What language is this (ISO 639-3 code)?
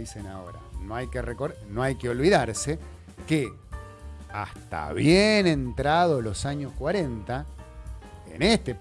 spa